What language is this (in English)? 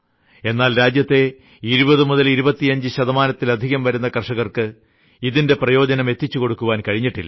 Malayalam